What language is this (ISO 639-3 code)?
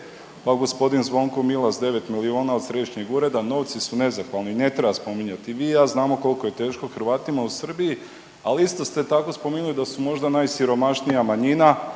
hrv